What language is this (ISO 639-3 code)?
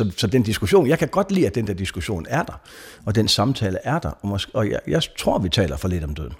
dan